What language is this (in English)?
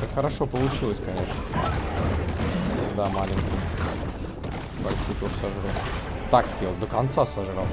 Russian